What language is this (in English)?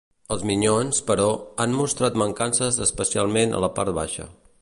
Catalan